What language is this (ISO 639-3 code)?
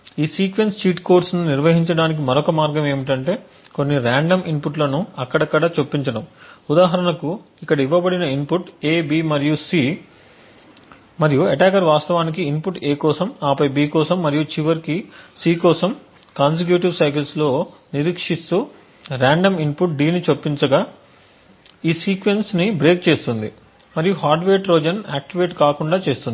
tel